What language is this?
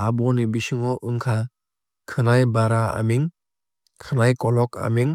Kok Borok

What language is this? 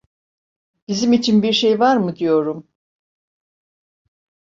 Turkish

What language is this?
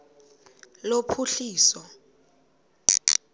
Xhosa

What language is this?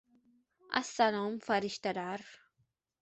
Uzbek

